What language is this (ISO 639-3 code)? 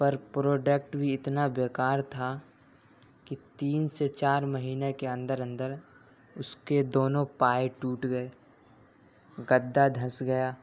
urd